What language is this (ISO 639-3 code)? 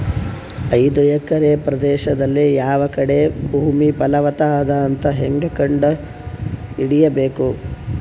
kan